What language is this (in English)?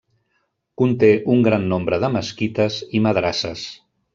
Catalan